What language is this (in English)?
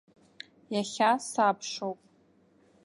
Abkhazian